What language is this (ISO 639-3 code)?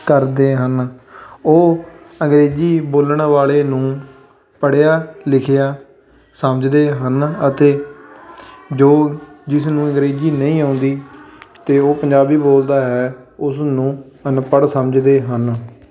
pan